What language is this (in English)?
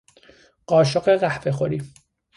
Persian